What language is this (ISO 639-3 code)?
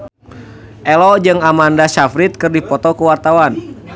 sun